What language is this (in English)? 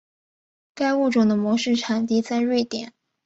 Chinese